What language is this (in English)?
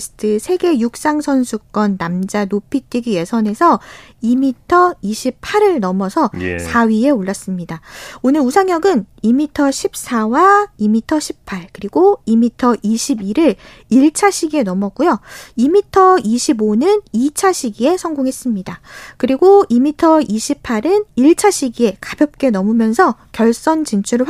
Korean